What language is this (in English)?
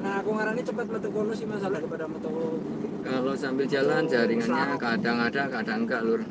Indonesian